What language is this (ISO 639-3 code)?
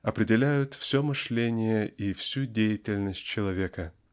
rus